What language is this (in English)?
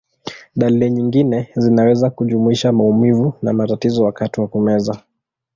Swahili